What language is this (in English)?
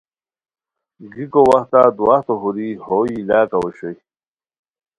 Khowar